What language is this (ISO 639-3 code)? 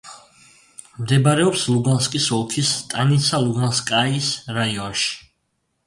kat